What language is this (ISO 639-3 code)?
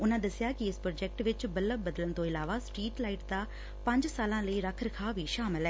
pan